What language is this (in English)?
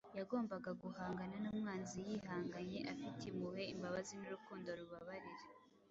Kinyarwanda